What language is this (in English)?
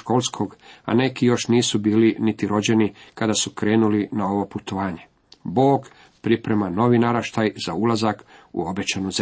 Croatian